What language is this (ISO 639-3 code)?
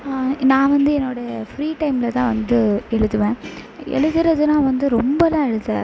tam